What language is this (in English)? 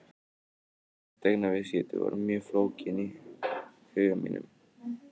Icelandic